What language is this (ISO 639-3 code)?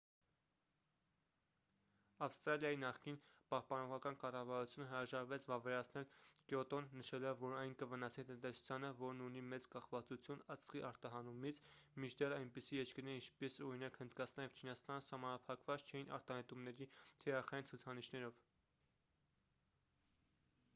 hye